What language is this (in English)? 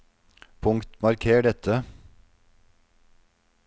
Norwegian